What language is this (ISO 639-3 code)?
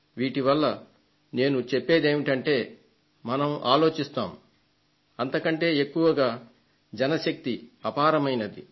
tel